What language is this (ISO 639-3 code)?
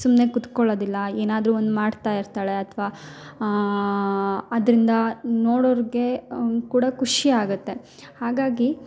kan